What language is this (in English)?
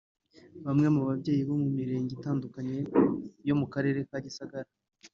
Kinyarwanda